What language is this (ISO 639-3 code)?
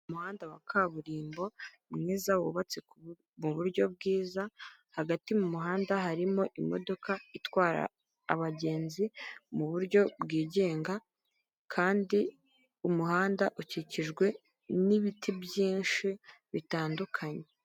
kin